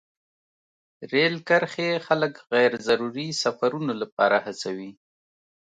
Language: Pashto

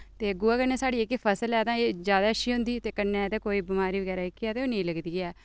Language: Dogri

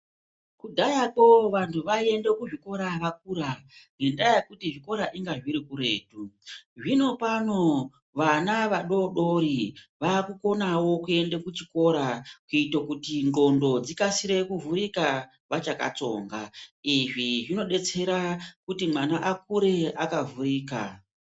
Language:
Ndau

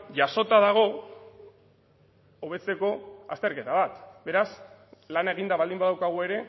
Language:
Basque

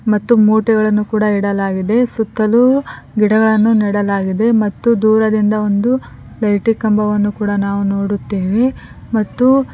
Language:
Kannada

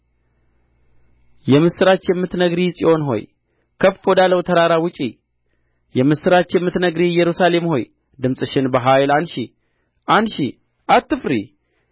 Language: Amharic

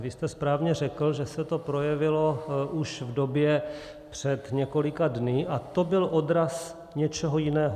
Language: Czech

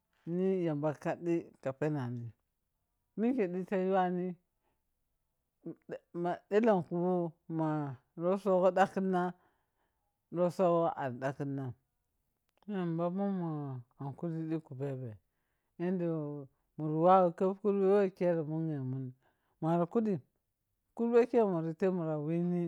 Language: Piya-Kwonci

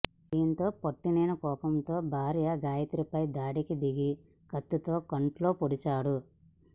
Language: Telugu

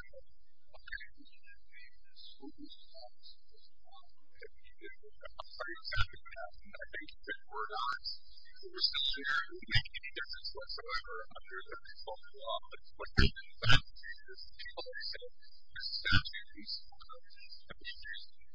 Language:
English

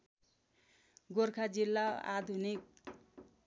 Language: Nepali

